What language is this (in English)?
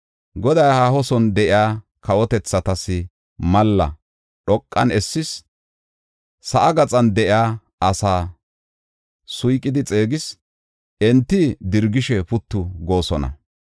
Gofa